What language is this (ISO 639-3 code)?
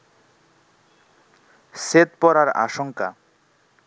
ben